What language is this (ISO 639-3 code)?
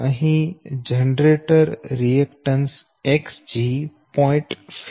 guj